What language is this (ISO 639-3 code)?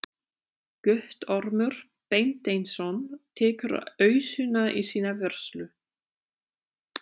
isl